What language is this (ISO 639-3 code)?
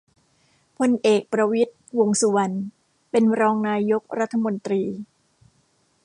tha